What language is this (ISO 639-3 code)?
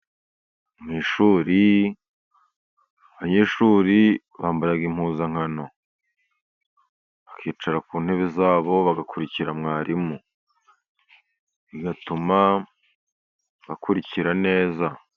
kin